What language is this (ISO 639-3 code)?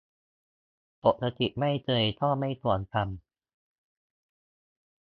tha